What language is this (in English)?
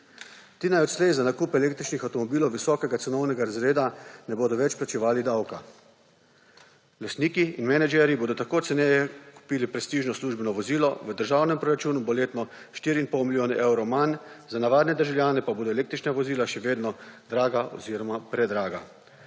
Slovenian